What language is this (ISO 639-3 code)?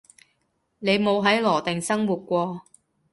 yue